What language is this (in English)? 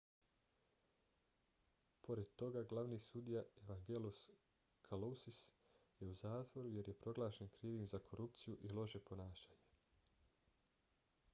Bosnian